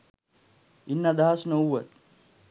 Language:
Sinhala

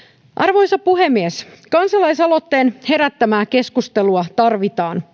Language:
Finnish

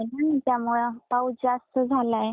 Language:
Marathi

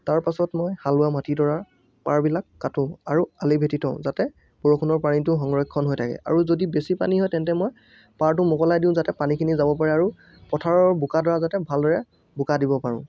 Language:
Assamese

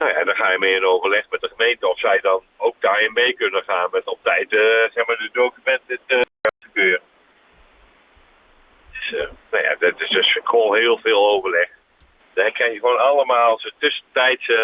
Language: Dutch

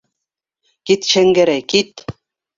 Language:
Bashkir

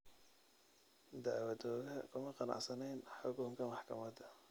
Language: Somali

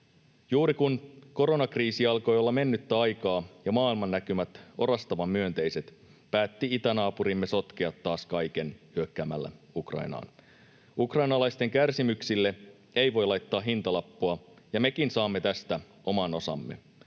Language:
Finnish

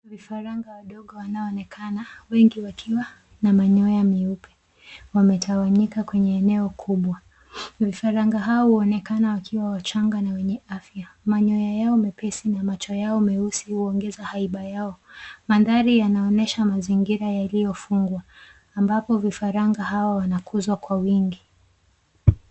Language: Swahili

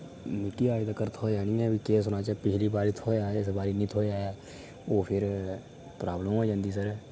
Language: Dogri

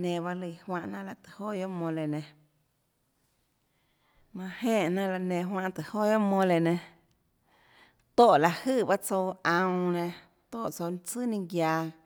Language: Tlacoatzintepec Chinantec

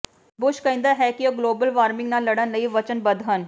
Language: Punjabi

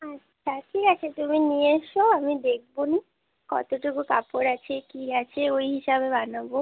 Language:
Bangla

